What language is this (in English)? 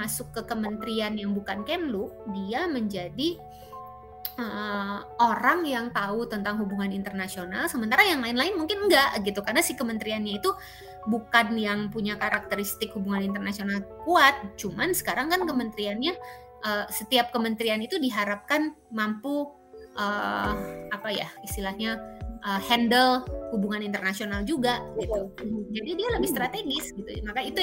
Indonesian